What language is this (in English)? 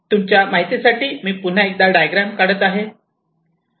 Marathi